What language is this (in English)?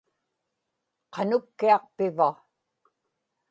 Inupiaq